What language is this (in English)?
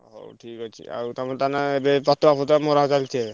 Odia